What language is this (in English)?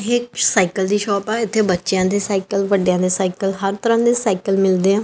Punjabi